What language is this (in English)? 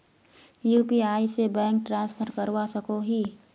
Magahi